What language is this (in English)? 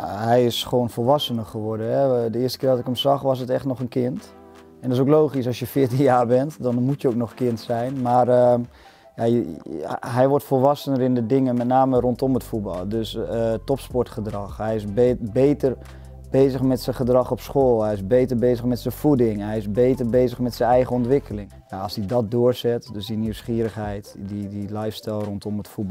Dutch